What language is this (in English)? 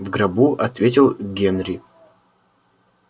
Russian